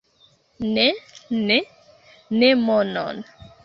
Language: Esperanto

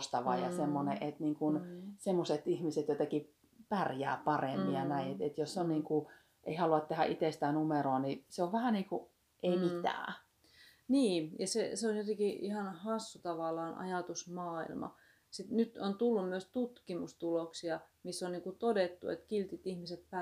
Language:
Finnish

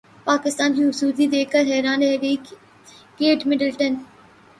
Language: Urdu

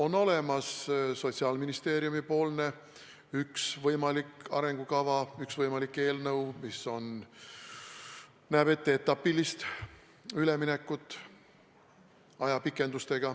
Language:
Estonian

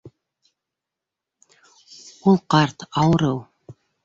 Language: Bashkir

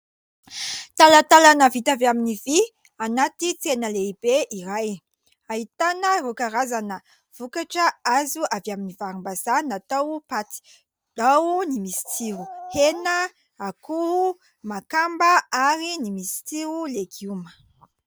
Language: Malagasy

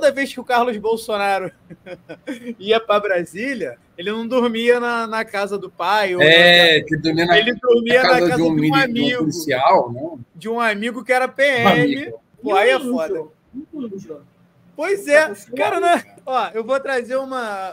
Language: Portuguese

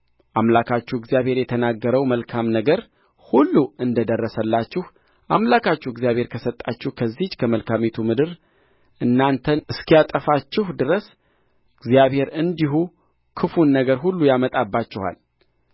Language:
Amharic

